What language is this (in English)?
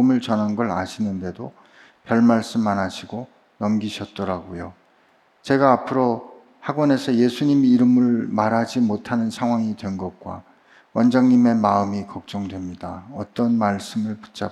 Korean